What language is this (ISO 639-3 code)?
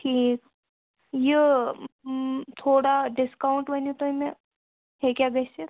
kas